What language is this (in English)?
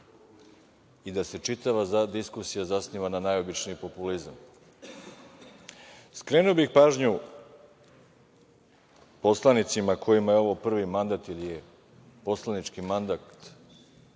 Serbian